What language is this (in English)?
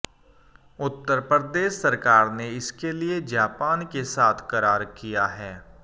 Hindi